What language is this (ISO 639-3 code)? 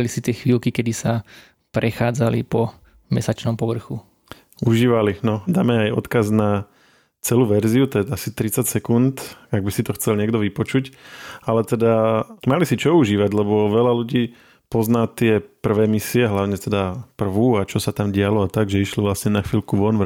slk